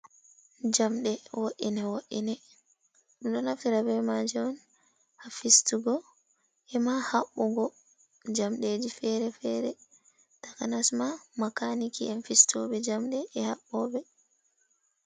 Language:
Fula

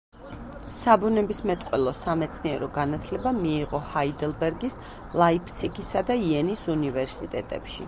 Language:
Georgian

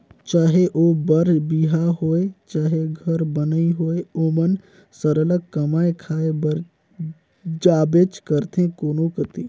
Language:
Chhattisgarhi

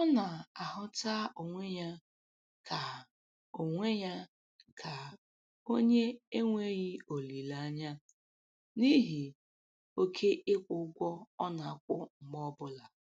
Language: Igbo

